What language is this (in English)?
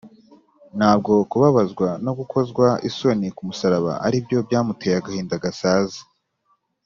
Kinyarwanda